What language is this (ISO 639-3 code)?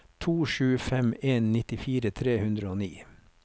nor